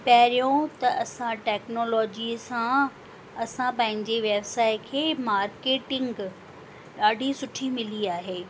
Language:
Sindhi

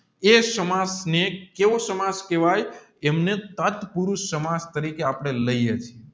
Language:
Gujarati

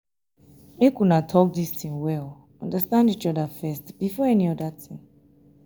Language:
Nigerian Pidgin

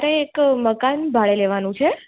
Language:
Gujarati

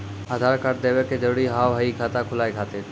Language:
Maithili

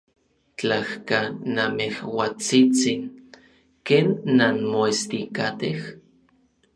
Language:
Orizaba Nahuatl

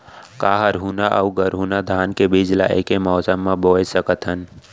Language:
Chhattisgarhi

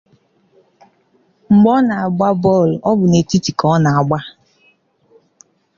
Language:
Igbo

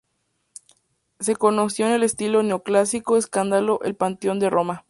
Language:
Spanish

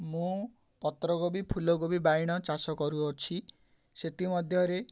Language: Odia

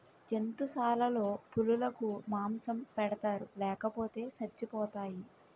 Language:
Telugu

